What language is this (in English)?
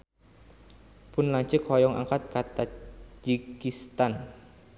Sundanese